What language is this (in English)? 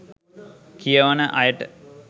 Sinhala